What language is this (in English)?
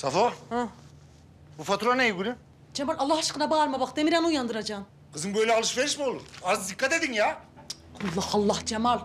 Turkish